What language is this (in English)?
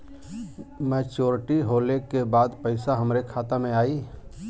Bhojpuri